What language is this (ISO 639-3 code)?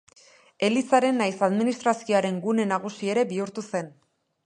eus